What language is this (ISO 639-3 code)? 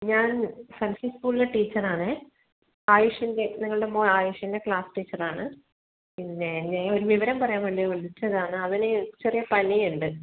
mal